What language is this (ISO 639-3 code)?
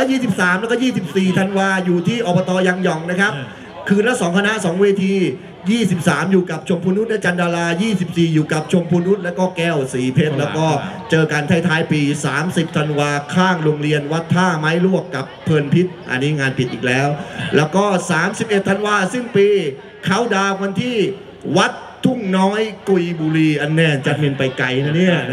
tha